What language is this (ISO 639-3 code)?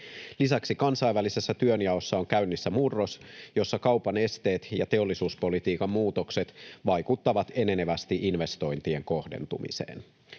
fin